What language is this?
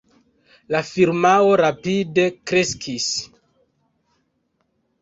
Esperanto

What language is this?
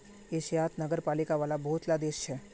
Magahi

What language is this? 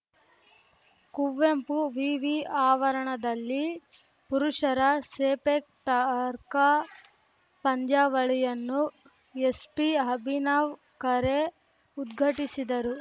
Kannada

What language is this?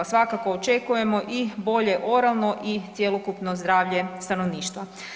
Croatian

